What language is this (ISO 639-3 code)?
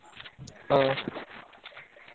ori